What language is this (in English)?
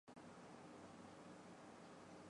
Chinese